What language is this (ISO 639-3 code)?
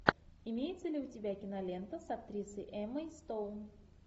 rus